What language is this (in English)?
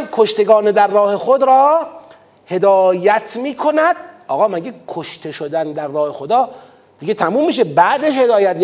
Persian